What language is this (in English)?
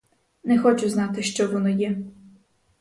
Ukrainian